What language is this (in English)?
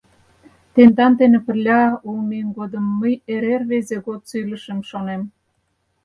Mari